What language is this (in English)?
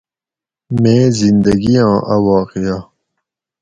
Gawri